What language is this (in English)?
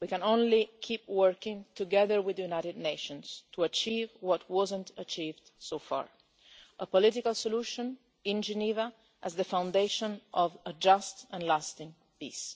English